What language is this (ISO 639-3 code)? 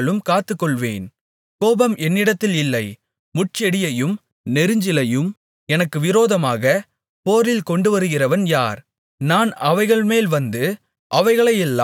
tam